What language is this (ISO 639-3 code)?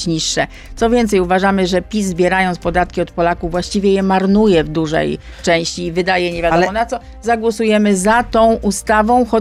pol